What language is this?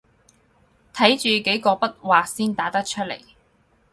Cantonese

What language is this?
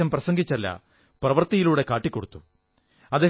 Malayalam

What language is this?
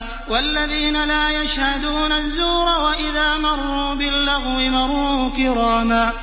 Arabic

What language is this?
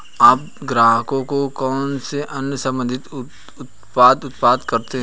Hindi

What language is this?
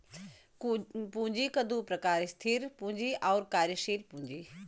Bhojpuri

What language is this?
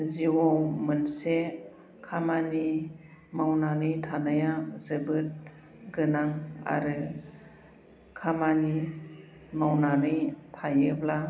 Bodo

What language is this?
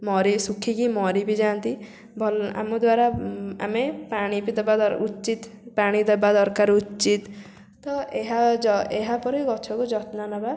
Odia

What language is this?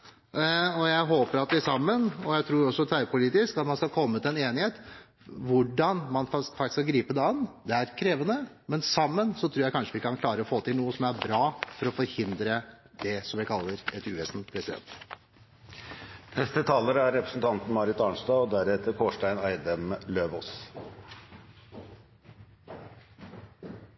Norwegian Bokmål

